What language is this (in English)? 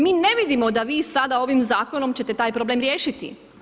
Croatian